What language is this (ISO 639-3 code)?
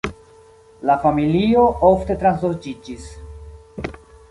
epo